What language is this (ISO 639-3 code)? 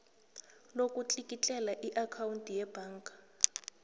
nbl